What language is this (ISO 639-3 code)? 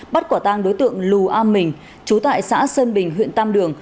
vie